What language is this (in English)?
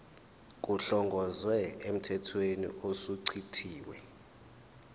Zulu